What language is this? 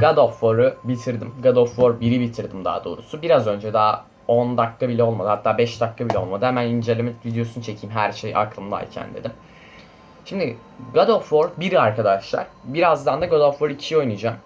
Turkish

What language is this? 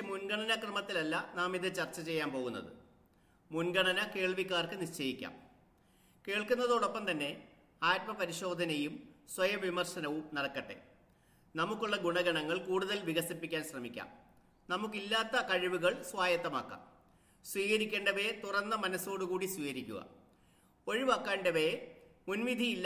Malayalam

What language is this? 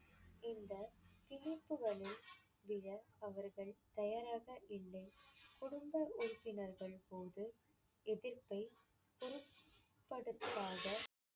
Tamil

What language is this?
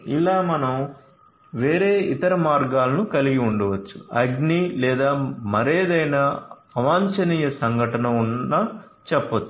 Telugu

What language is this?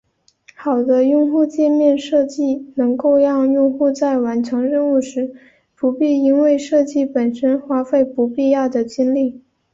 Chinese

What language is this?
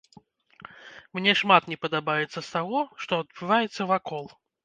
Belarusian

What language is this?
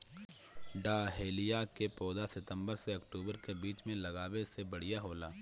Bhojpuri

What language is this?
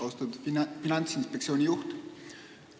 Estonian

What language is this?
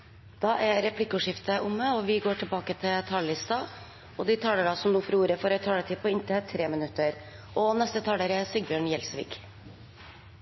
Norwegian Bokmål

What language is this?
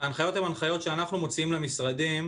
Hebrew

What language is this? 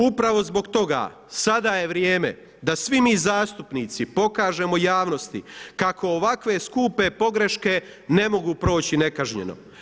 Croatian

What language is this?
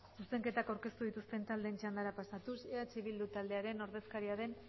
Basque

